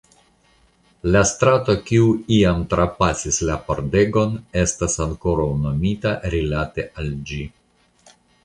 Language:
Esperanto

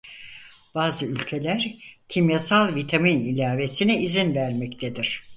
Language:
Turkish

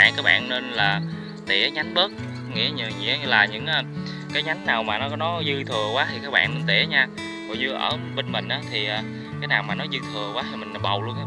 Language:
Vietnamese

